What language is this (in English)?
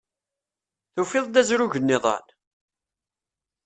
Kabyle